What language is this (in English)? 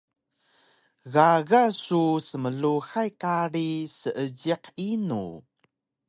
Taroko